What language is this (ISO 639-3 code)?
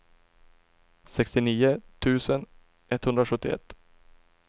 swe